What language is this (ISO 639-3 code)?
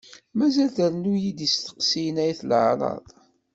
kab